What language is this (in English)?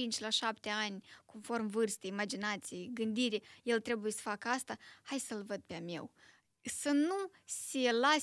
Romanian